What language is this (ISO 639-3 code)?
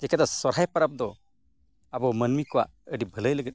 sat